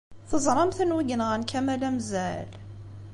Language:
Kabyle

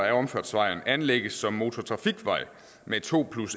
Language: Danish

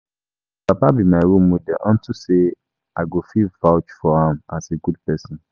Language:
Nigerian Pidgin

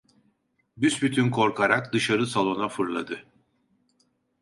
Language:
Turkish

